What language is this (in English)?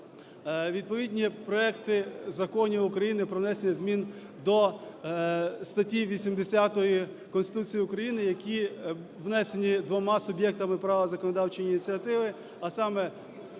Ukrainian